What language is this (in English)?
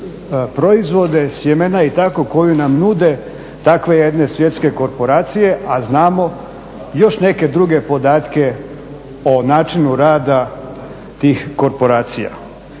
Croatian